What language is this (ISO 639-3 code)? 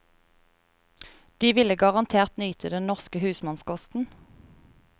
nor